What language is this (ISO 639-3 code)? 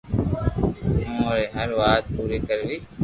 lrk